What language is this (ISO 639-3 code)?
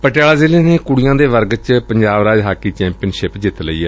pan